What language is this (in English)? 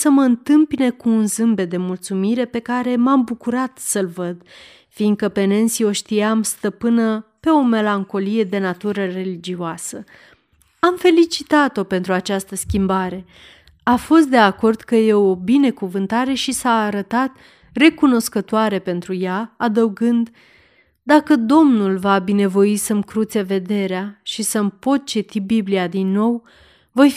Romanian